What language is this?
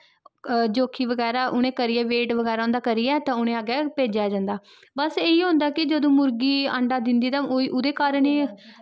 Dogri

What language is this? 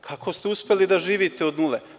Serbian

